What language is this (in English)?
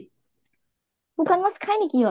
Assamese